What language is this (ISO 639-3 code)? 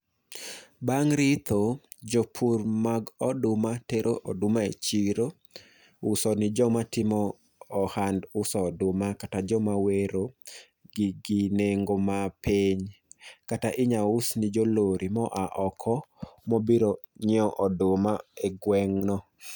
luo